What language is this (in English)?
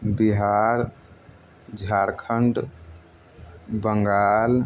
Maithili